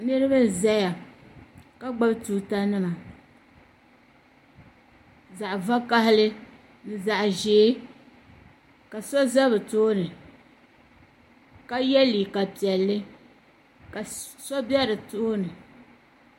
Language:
Dagbani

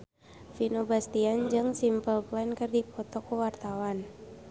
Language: Sundanese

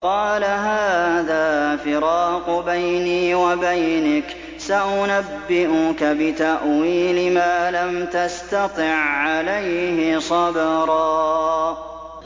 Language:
Arabic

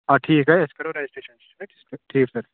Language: Kashmiri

